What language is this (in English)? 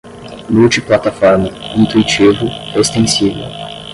Portuguese